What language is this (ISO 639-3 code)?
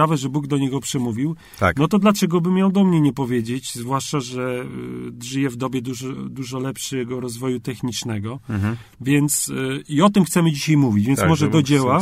pol